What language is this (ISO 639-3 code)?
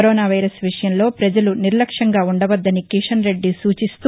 tel